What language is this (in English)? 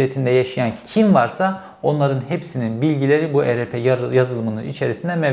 Turkish